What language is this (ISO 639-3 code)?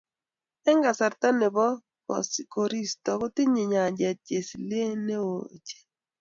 kln